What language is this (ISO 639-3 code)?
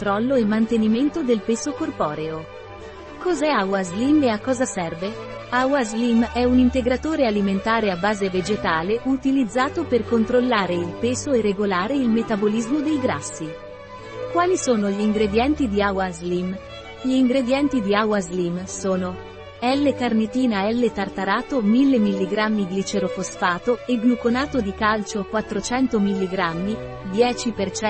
ita